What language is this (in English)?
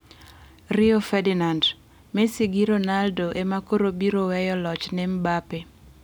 Luo (Kenya and Tanzania)